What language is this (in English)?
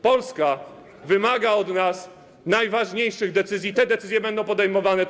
Polish